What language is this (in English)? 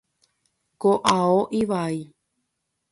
Guarani